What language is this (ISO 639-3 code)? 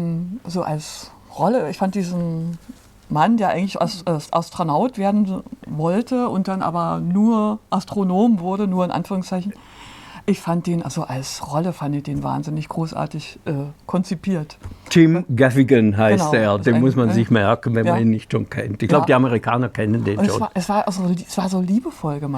deu